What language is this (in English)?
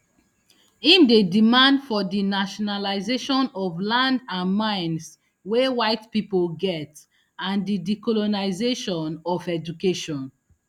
Nigerian Pidgin